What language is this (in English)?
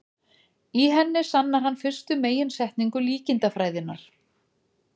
Icelandic